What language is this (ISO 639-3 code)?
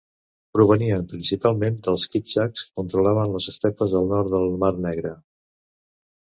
cat